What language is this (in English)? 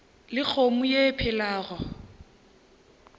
Northern Sotho